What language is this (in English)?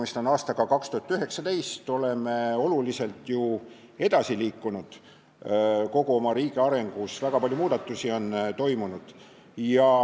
Estonian